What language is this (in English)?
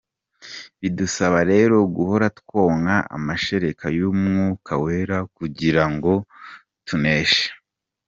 Kinyarwanda